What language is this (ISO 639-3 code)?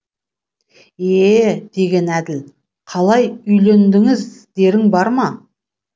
kaz